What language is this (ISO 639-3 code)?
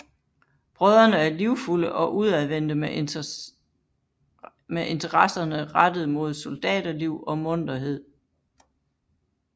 dan